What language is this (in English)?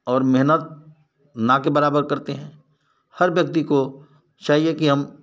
Hindi